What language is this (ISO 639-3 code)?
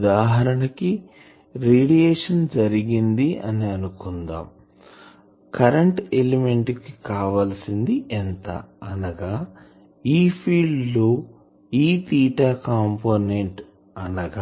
tel